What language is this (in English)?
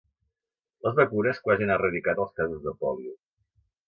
Catalan